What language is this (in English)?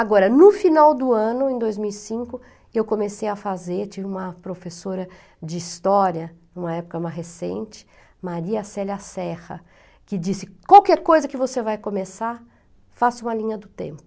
Portuguese